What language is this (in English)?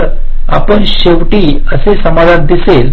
Marathi